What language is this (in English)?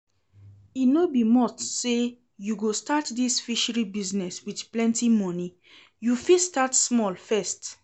Nigerian Pidgin